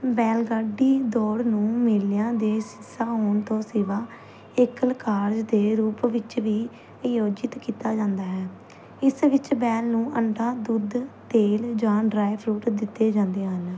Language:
Punjabi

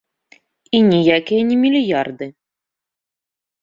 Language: Belarusian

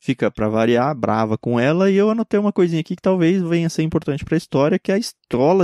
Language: Portuguese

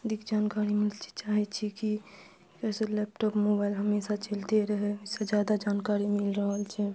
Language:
Maithili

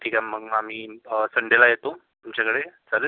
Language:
Marathi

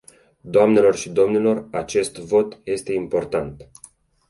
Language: Romanian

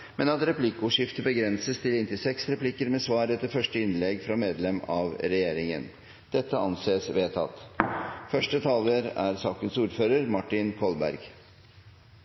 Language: Norwegian Bokmål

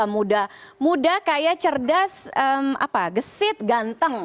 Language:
Indonesian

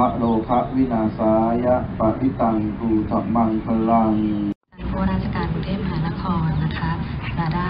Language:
Thai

